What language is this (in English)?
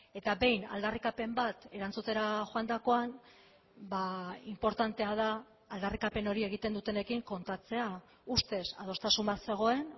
Basque